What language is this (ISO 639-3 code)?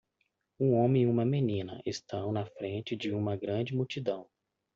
por